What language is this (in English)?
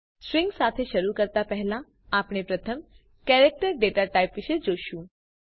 Gujarati